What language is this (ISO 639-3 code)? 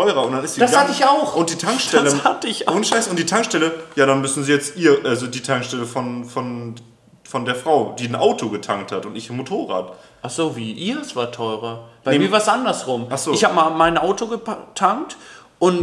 deu